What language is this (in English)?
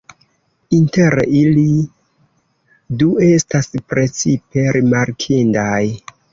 Esperanto